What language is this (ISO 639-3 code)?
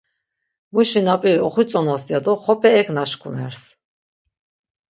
lzz